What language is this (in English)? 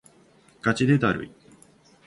Japanese